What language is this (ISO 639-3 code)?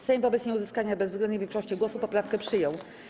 pol